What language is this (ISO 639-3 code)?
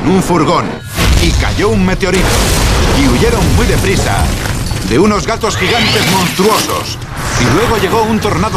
spa